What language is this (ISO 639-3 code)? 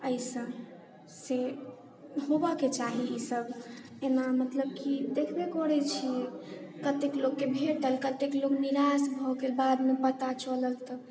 mai